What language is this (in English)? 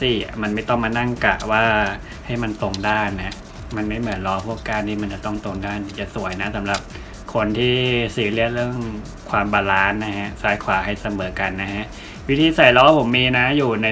Thai